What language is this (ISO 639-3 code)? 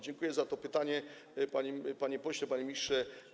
pol